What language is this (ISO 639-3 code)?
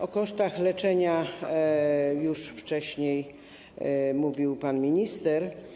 pol